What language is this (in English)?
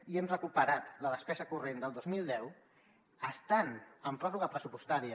Catalan